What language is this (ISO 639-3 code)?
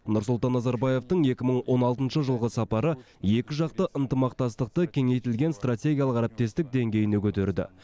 kaz